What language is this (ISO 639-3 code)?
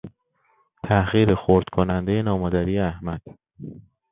fas